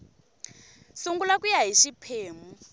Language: Tsonga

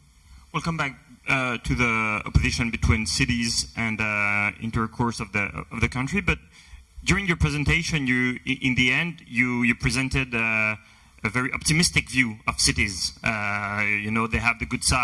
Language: English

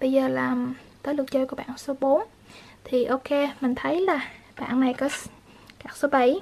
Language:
Vietnamese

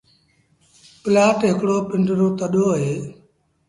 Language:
Sindhi Bhil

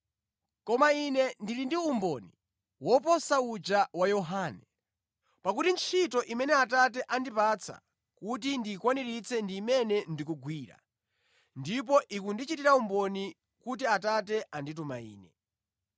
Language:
Nyanja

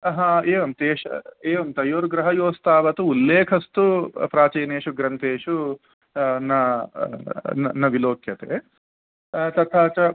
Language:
Sanskrit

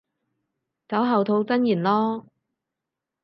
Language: Cantonese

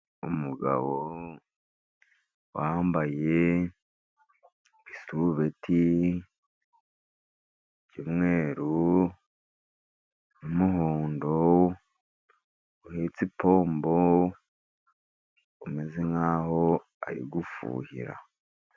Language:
Kinyarwanda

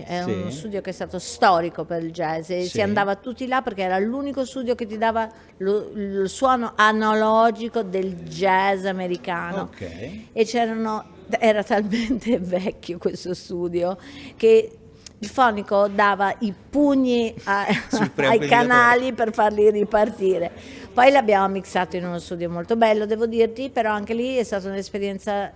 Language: Italian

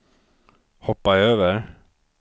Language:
Swedish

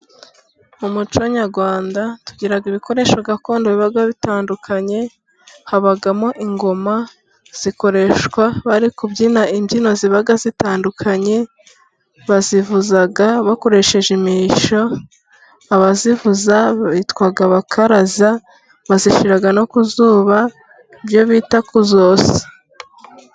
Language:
Kinyarwanda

